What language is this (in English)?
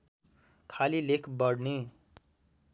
Nepali